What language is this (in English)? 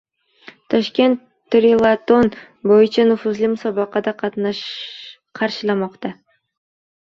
Uzbek